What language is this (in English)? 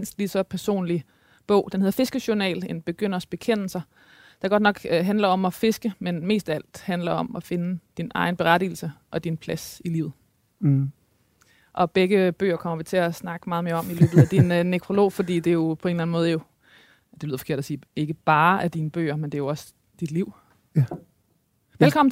Danish